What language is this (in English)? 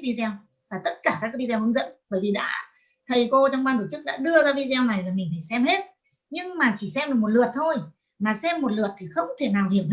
Vietnamese